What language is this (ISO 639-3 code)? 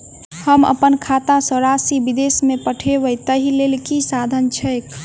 mai